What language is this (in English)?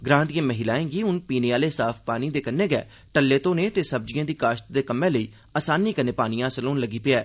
Dogri